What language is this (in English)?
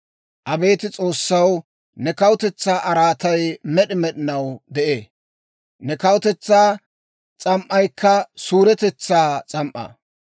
Dawro